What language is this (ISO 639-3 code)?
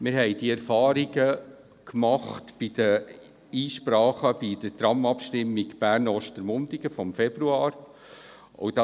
gsw